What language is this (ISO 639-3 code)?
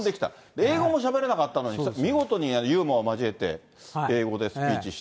jpn